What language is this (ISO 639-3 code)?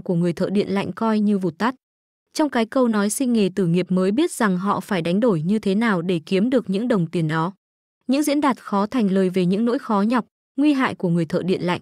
vie